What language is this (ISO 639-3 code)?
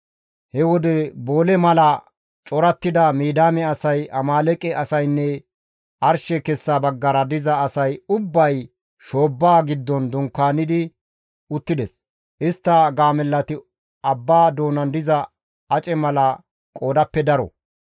gmv